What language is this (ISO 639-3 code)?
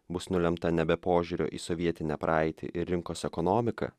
lit